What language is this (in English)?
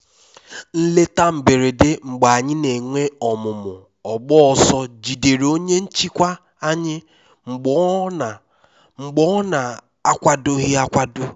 Igbo